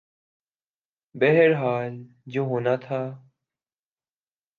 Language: Urdu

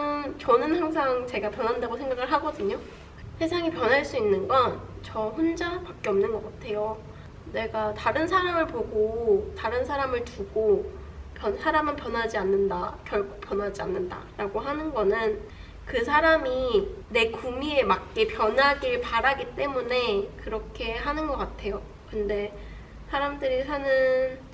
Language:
Korean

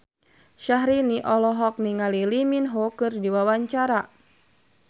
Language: Sundanese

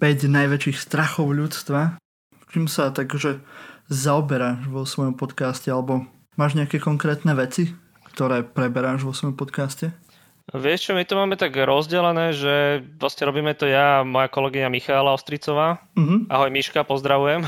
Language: Slovak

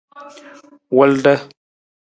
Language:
Nawdm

